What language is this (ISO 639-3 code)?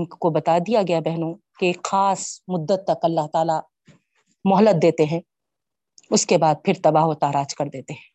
urd